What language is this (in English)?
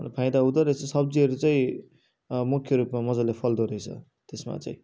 Nepali